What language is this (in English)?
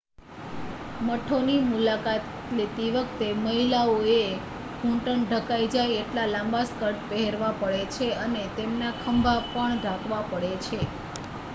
Gujarati